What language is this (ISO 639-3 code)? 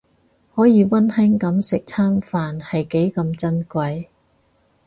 yue